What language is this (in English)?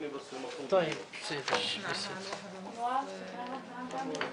Hebrew